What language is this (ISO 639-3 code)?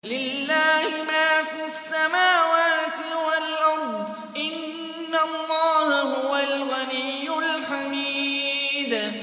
ara